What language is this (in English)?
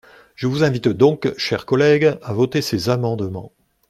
French